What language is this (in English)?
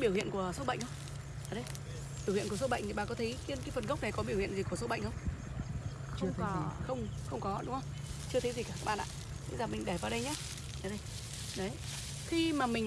Vietnamese